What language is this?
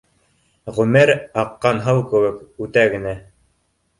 Bashkir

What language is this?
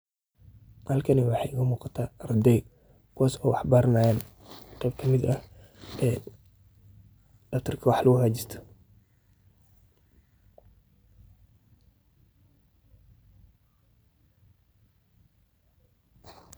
Somali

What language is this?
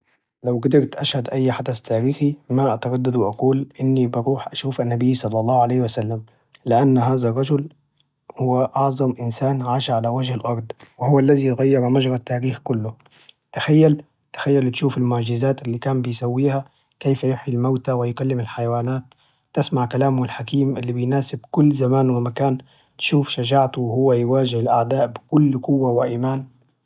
Najdi Arabic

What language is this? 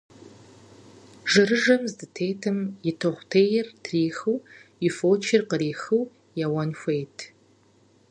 Kabardian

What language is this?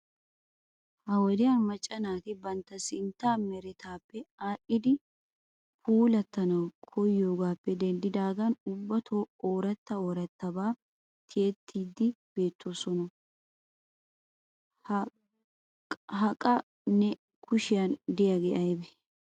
Wolaytta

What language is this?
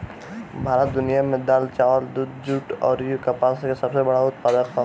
Bhojpuri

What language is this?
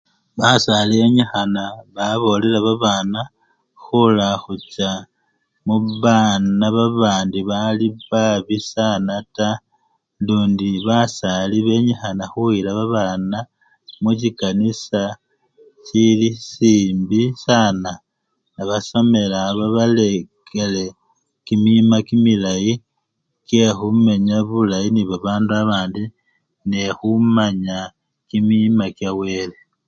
Luyia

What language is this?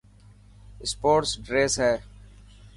Dhatki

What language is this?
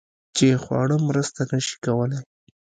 Pashto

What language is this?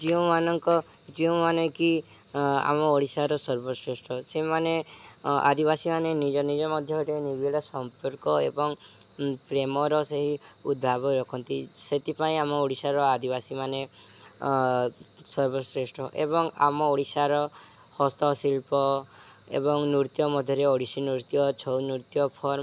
Odia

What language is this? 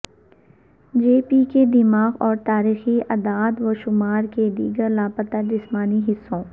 Urdu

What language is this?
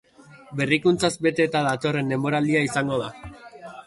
Basque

